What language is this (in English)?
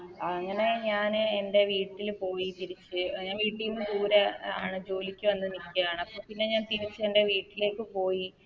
Malayalam